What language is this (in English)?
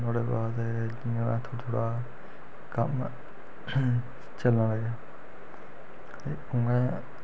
Dogri